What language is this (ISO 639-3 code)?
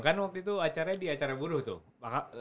ind